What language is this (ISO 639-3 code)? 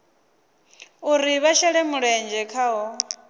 ven